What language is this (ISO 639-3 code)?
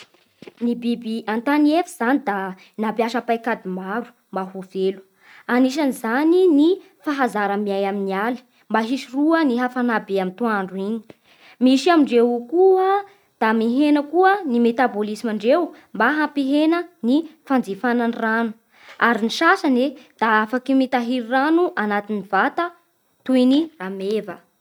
bhr